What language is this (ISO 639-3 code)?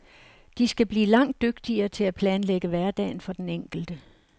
dan